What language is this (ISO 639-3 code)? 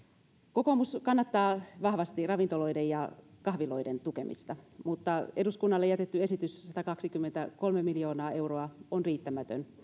fin